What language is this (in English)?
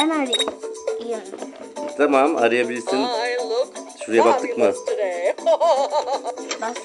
Turkish